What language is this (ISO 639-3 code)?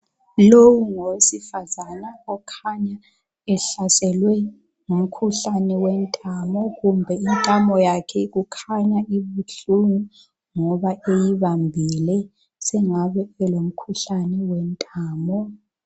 nde